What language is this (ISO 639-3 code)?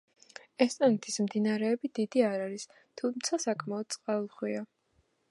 kat